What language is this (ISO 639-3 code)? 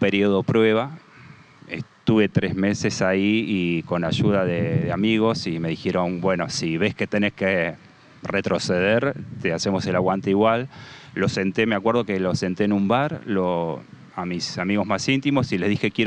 spa